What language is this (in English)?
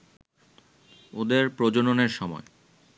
Bangla